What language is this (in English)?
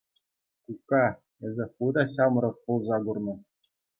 Chuvash